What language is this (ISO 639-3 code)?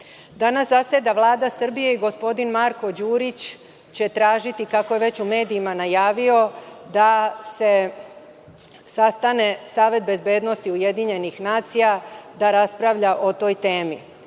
srp